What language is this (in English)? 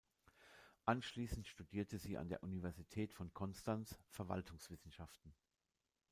German